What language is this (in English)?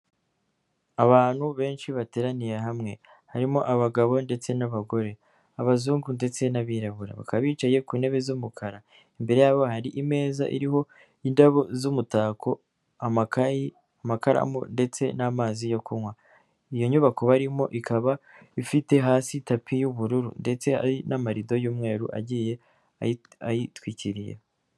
Kinyarwanda